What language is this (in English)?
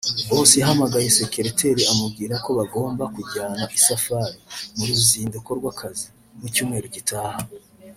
Kinyarwanda